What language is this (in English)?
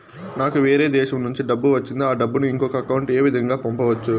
Telugu